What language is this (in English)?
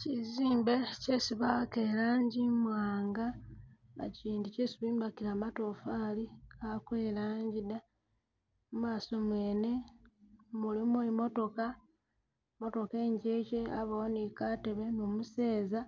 Masaaba